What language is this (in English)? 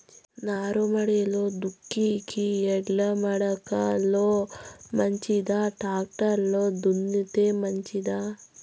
Telugu